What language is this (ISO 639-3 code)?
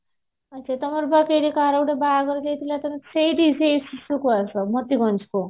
ori